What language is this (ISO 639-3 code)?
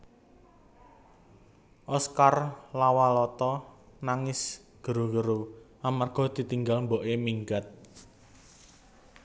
jav